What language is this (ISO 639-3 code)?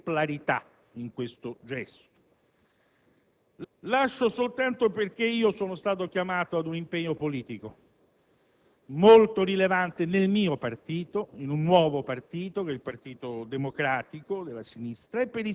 ita